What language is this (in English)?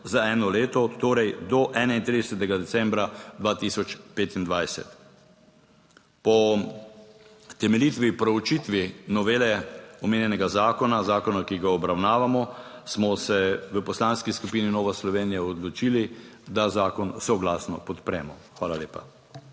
Slovenian